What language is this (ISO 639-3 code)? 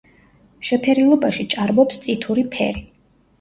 kat